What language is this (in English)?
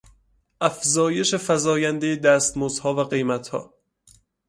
Persian